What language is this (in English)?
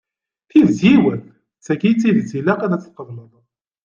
Kabyle